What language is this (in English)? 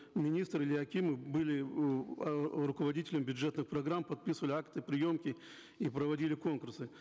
Kazakh